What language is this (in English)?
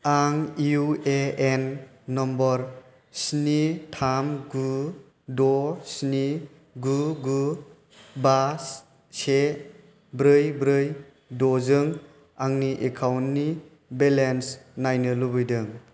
Bodo